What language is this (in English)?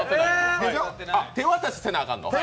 Japanese